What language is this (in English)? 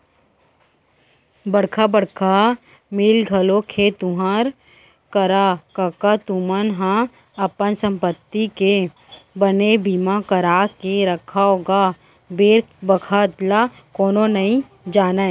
Chhattisgarhi